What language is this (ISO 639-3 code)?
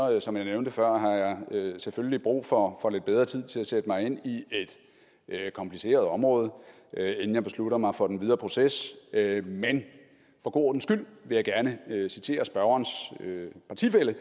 dan